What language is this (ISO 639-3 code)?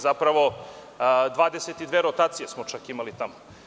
srp